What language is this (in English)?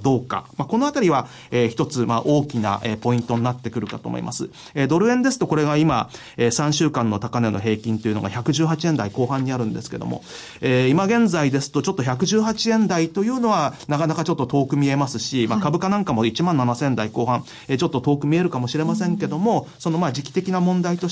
Japanese